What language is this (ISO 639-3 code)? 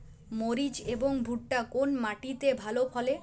ben